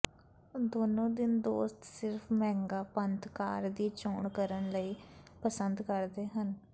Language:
Punjabi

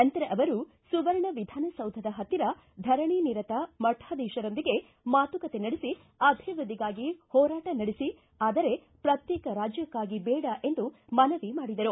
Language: Kannada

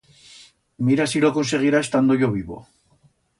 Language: Aragonese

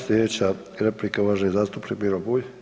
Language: Croatian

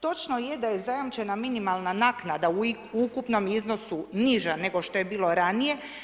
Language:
Croatian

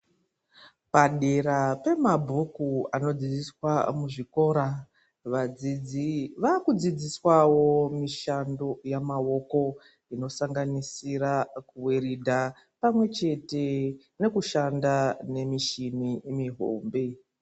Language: Ndau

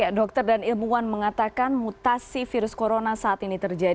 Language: Indonesian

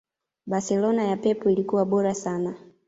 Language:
Swahili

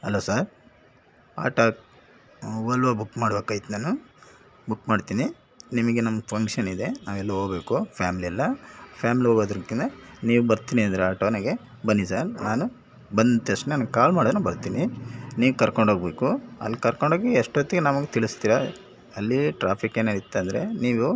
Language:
Kannada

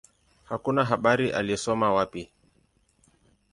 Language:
Swahili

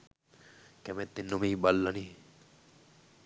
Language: Sinhala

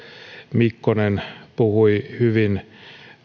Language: Finnish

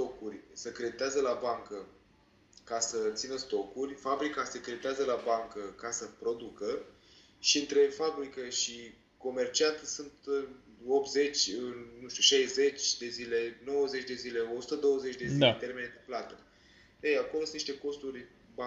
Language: Romanian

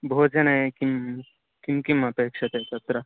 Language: Sanskrit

